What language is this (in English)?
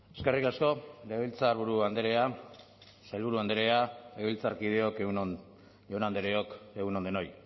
Basque